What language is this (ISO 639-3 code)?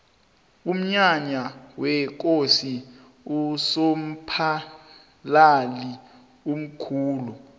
nbl